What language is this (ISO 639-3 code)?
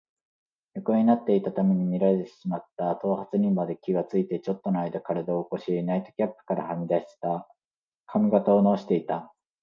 jpn